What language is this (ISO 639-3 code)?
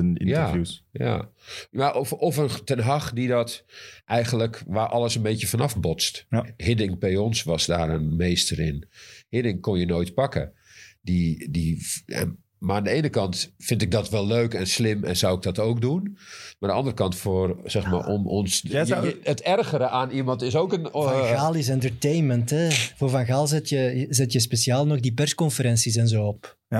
nld